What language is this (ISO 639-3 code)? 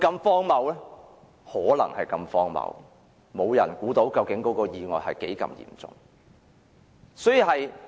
yue